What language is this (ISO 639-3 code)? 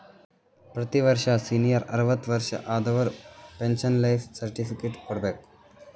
kan